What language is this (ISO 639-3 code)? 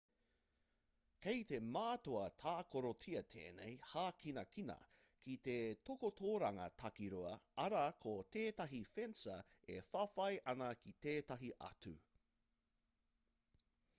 mri